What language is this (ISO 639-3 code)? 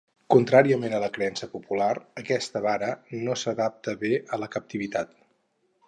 cat